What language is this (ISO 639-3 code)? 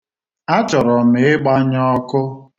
ibo